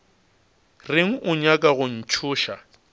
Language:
Northern Sotho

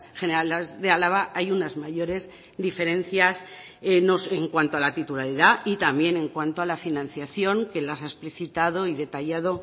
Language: Spanish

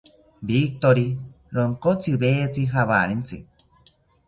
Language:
South Ucayali Ashéninka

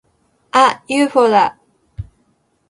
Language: Japanese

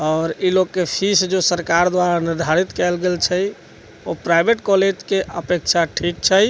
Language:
Maithili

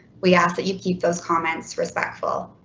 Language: English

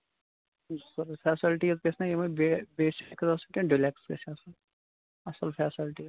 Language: Kashmiri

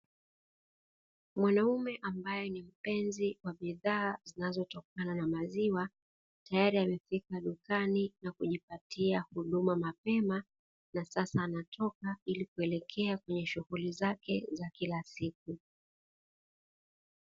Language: Swahili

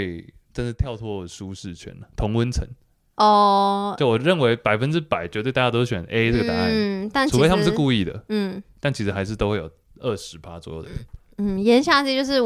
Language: Chinese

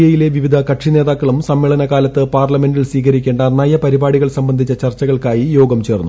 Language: Malayalam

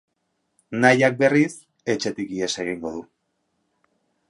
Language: Basque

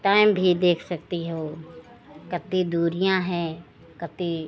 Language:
Hindi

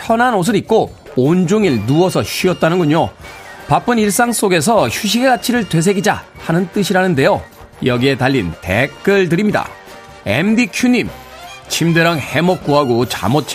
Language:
Korean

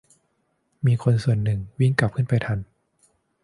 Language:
Thai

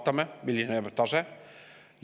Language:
Estonian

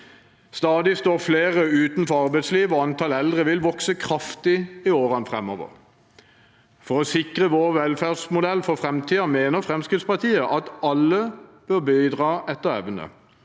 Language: Norwegian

